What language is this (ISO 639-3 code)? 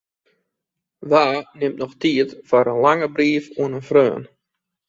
fry